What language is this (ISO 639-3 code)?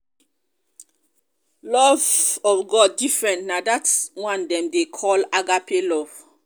pcm